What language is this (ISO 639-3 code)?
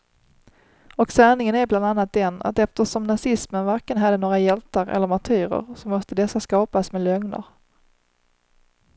swe